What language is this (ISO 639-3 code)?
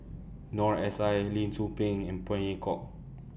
eng